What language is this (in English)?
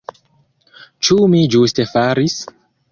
Esperanto